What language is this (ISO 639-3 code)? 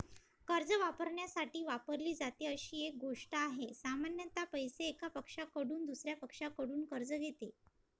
mar